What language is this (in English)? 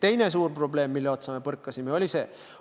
Estonian